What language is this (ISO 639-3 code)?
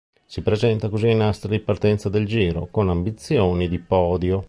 ita